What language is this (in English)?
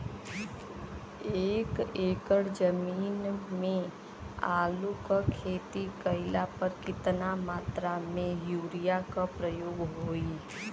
Bhojpuri